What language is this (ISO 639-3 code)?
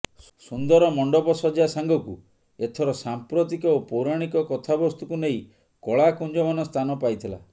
ori